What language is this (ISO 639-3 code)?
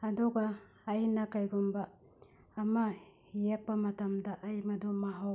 mni